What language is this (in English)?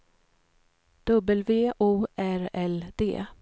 Swedish